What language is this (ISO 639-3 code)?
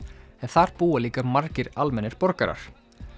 isl